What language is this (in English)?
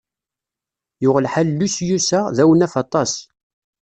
Kabyle